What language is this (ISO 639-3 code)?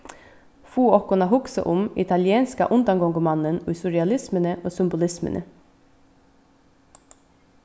fao